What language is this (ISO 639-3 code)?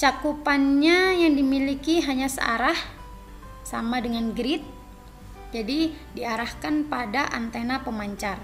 ind